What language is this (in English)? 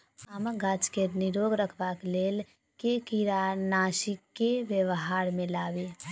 Maithili